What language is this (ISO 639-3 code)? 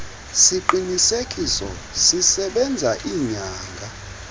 xho